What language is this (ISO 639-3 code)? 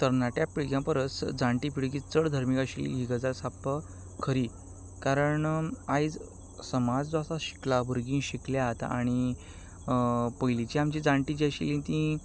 kok